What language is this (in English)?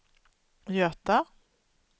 Swedish